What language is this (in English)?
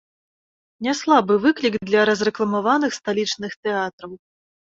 Belarusian